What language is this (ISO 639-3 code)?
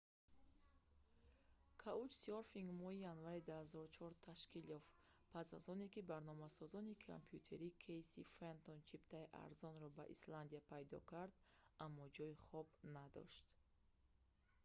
tgk